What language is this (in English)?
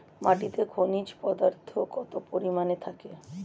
Bangla